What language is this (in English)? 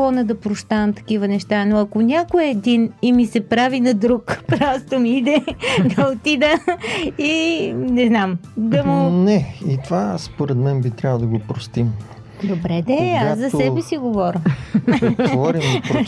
Bulgarian